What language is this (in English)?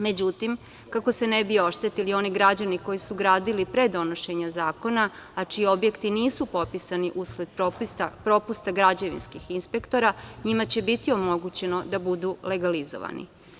Serbian